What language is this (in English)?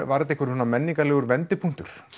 Icelandic